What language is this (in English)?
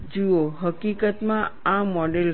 Gujarati